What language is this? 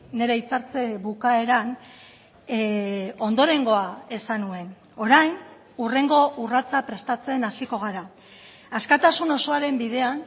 Basque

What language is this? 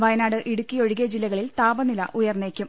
Malayalam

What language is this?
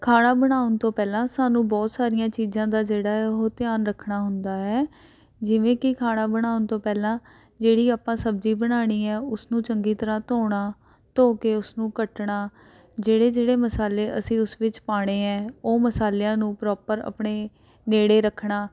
Punjabi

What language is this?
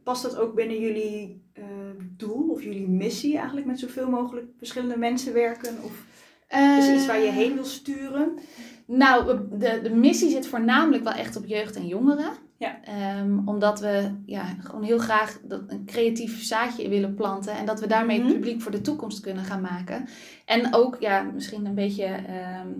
Dutch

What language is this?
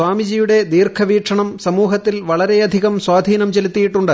Malayalam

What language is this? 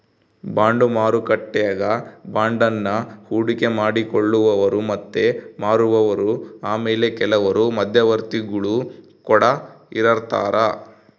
Kannada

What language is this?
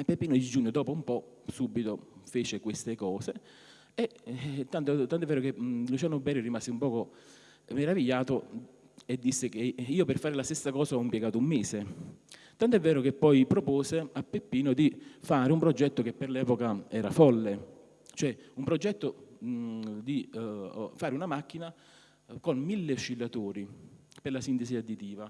Italian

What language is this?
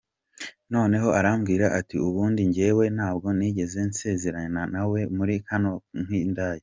Kinyarwanda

